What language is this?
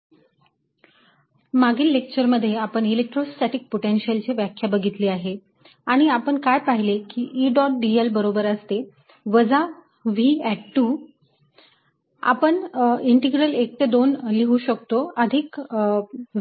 Marathi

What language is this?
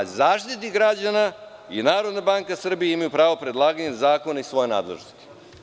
Serbian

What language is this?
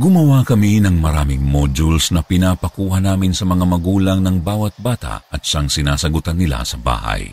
Filipino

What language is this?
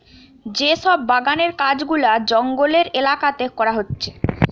Bangla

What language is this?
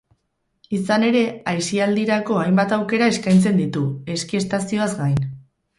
Basque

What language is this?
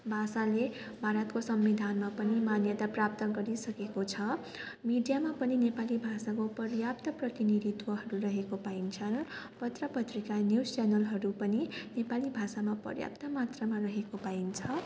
Nepali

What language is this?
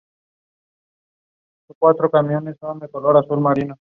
Spanish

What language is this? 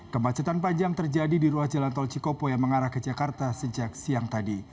Indonesian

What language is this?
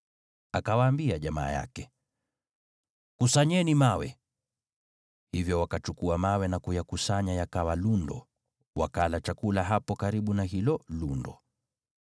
Swahili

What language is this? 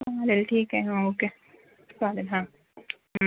Marathi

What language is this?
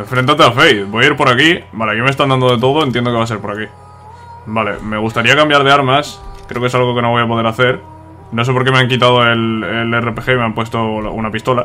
Spanish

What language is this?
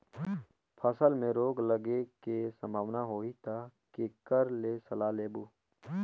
Chhattisgarhi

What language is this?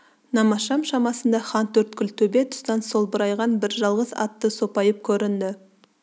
Kazakh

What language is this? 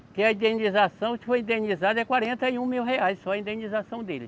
Portuguese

